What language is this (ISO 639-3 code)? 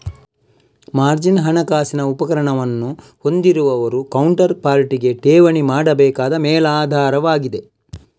kan